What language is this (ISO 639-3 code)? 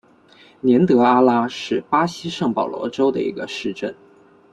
zho